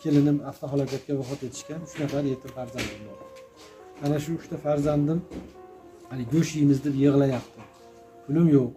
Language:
Turkish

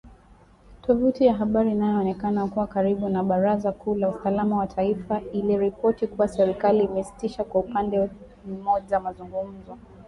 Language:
Swahili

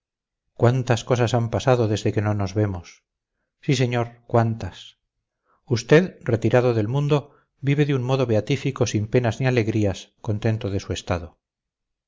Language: Spanish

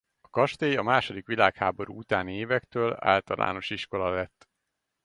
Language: Hungarian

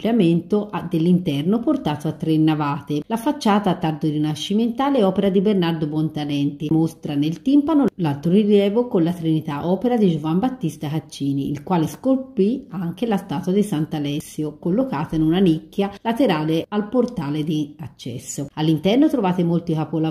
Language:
Italian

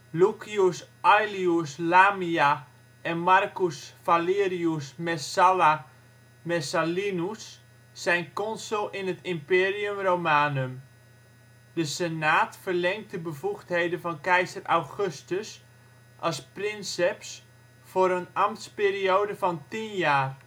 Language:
Dutch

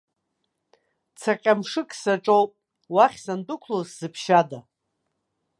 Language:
Abkhazian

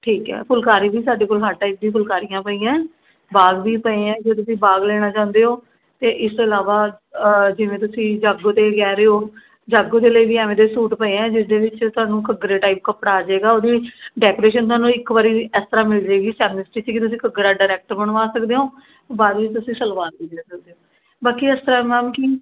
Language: Punjabi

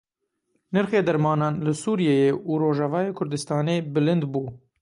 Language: Kurdish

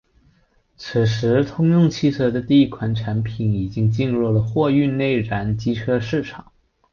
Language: Chinese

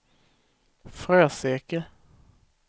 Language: Swedish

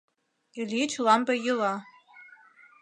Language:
Mari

